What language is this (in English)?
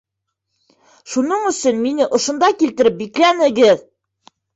Bashkir